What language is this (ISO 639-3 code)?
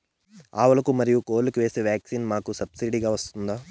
tel